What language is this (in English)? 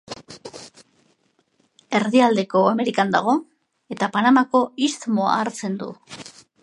Basque